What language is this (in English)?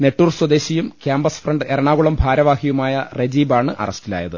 Malayalam